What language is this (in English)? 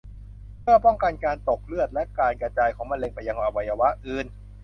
Thai